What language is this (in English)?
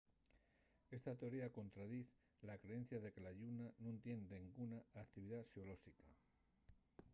Asturian